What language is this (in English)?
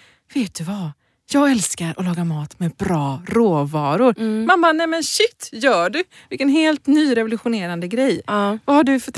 Swedish